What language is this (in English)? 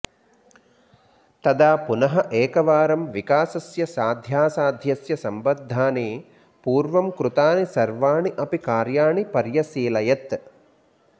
Sanskrit